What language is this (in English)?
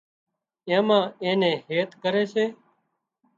Wadiyara Koli